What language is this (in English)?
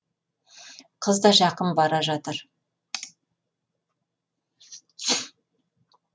Kazakh